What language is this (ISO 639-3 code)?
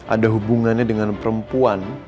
ind